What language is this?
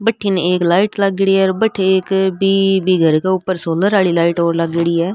Rajasthani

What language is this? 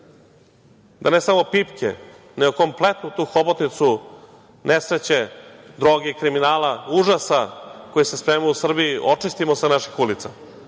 Serbian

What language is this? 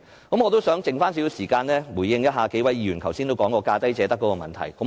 Cantonese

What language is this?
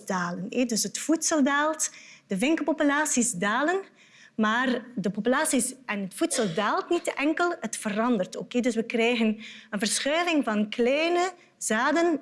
Dutch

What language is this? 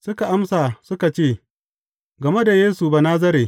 Hausa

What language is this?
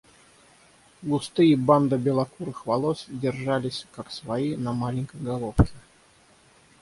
Russian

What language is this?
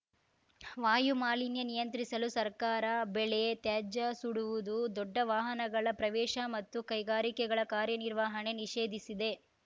Kannada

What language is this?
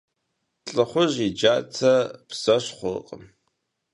Kabardian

